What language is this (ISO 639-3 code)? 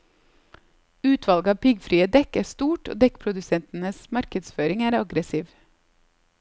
nor